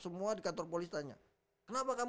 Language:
Indonesian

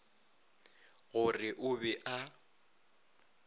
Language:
Northern Sotho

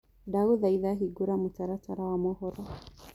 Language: Kikuyu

